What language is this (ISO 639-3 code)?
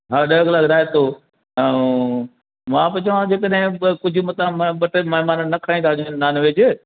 snd